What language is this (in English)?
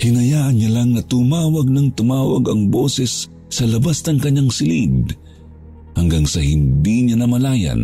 Filipino